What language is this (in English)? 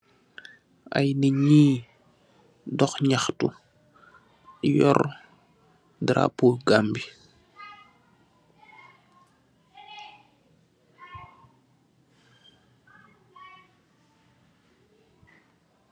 Wolof